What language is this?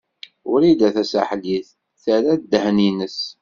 Kabyle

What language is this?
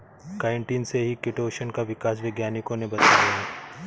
Hindi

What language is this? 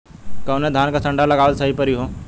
Bhojpuri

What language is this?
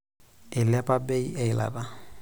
Masai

